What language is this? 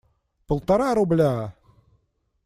Russian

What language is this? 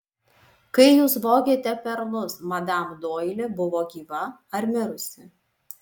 Lithuanian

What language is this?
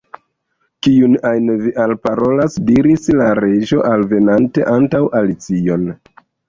Esperanto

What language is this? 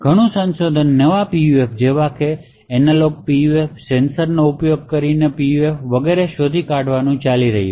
Gujarati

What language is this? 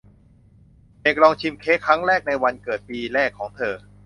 Thai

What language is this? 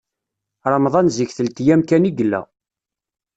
Kabyle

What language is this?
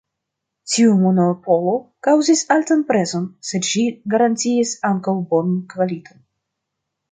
Esperanto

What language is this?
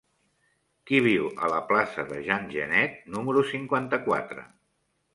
Catalan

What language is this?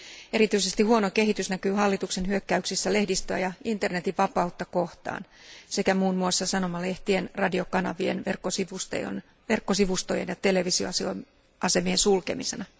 Finnish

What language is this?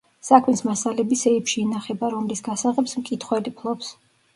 Georgian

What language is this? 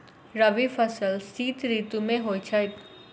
Maithili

